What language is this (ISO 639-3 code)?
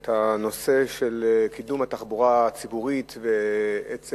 heb